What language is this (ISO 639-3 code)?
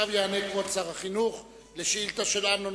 heb